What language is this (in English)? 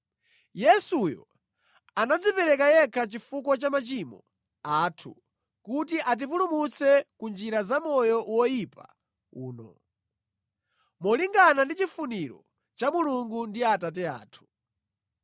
Nyanja